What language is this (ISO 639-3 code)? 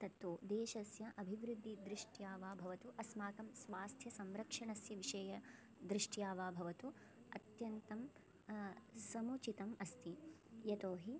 san